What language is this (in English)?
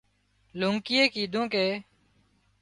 Wadiyara Koli